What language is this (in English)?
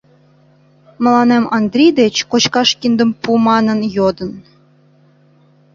Mari